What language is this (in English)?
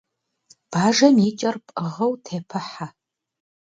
Kabardian